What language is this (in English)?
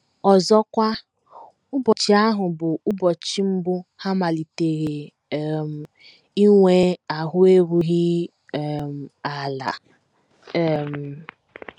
Igbo